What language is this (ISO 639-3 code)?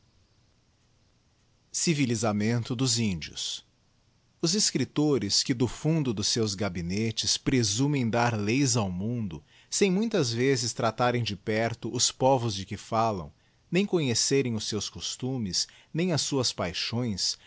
por